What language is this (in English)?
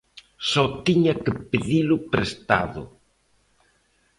Galician